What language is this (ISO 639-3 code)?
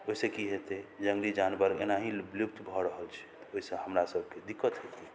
mai